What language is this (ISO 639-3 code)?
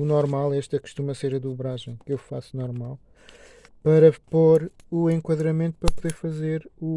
por